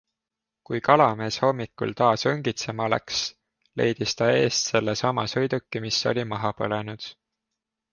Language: Estonian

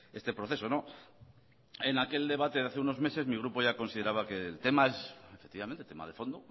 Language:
Spanish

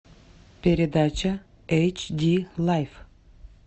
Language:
Russian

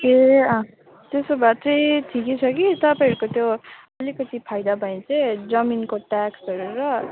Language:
Nepali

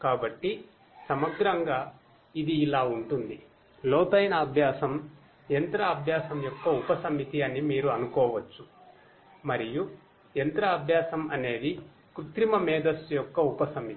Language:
Telugu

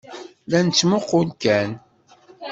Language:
Kabyle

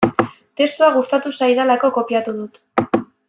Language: Basque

